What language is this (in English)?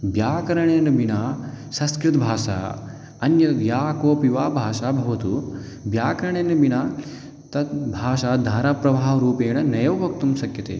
Sanskrit